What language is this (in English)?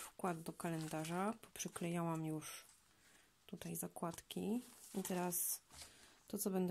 Polish